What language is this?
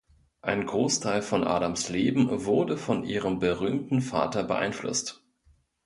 German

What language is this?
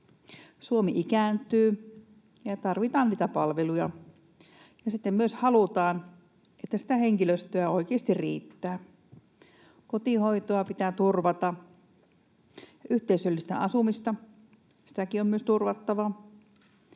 Finnish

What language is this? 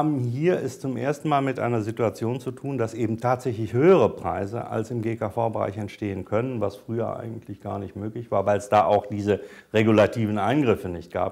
German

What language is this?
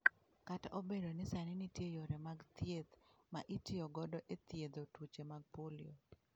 Luo (Kenya and Tanzania)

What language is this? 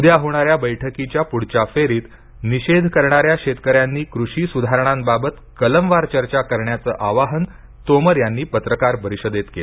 Marathi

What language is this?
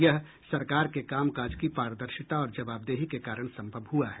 Hindi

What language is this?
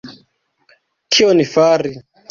Esperanto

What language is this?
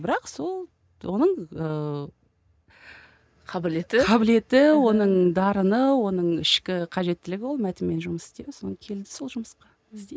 Kazakh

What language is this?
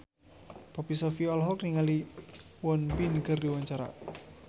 Sundanese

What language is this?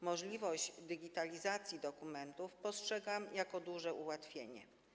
Polish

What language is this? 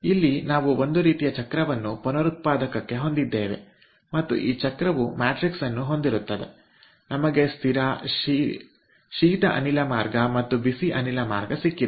Kannada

